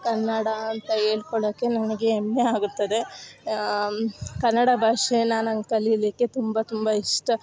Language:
Kannada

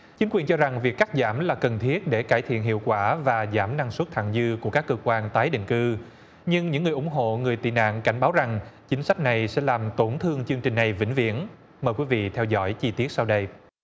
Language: Vietnamese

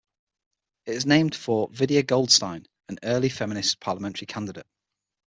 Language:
English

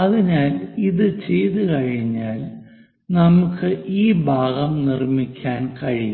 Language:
Malayalam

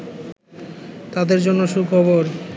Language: Bangla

